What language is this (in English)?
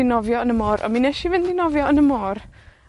Welsh